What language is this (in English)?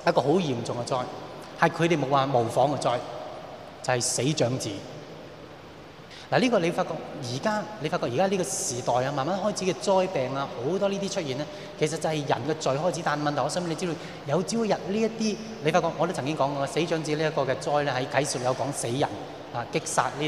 Chinese